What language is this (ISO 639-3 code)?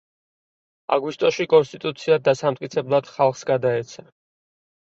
kat